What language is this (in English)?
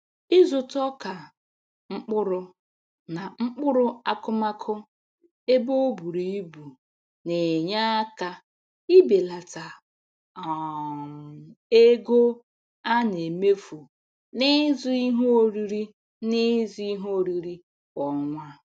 Igbo